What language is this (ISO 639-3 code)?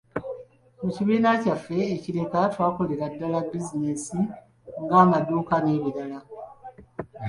lug